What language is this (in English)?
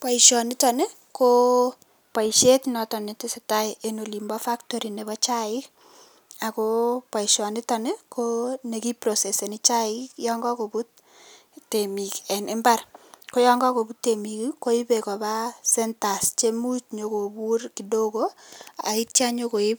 Kalenjin